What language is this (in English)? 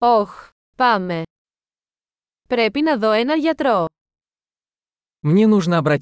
Greek